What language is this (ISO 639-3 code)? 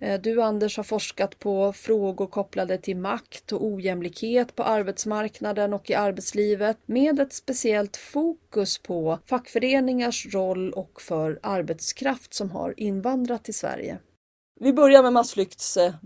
swe